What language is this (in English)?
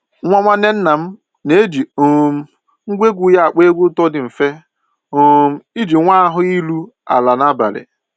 Igbo